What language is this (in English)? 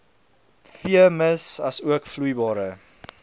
Afrikaans